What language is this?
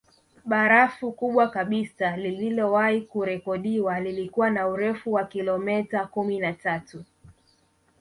Swahili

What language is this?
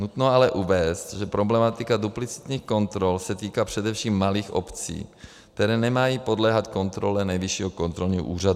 Czech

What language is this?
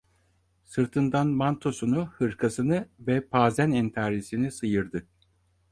Turkish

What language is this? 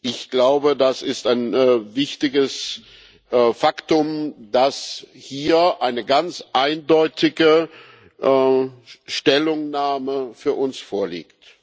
German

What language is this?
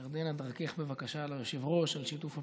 Hebrew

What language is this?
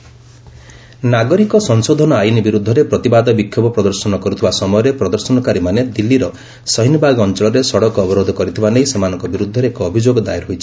Odia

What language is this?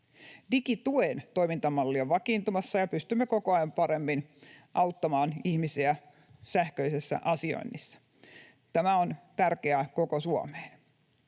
Finnish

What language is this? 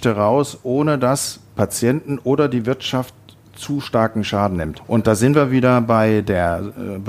German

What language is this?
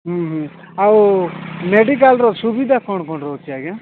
Odia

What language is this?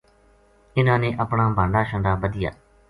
Gujari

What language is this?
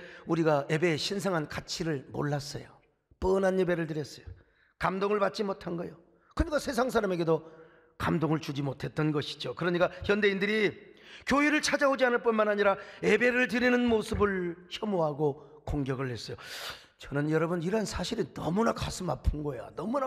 Korean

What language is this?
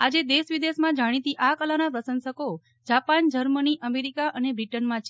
Gujarati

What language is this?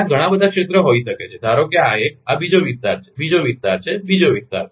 Gujarati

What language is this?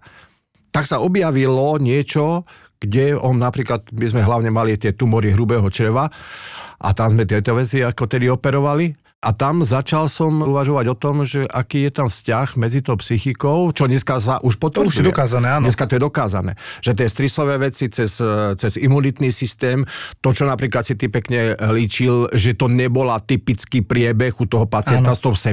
Slovak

